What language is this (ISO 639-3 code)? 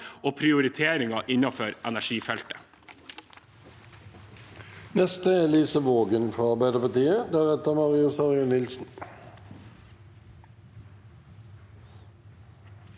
nor